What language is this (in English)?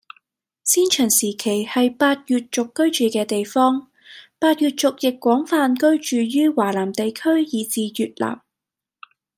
Cantonese